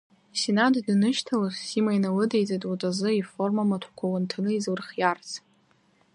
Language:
Abkhazian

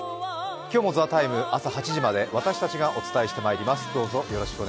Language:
Japanese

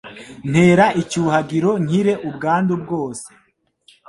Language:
Kinyarwanda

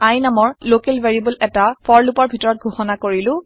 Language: Assamese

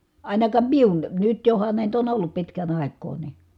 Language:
Finnish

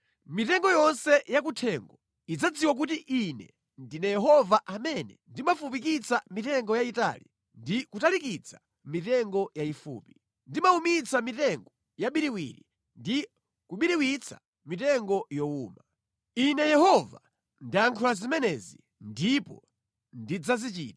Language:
Nyanja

